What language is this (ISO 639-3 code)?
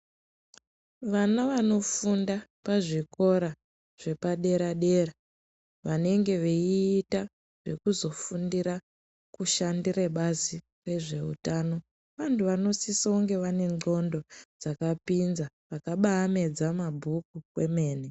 ndc